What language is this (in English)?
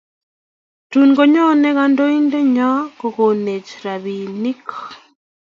Kalenjin